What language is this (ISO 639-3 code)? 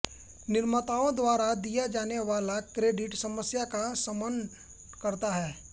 hin